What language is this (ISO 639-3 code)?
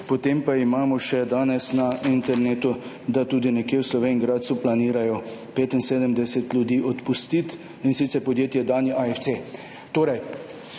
slv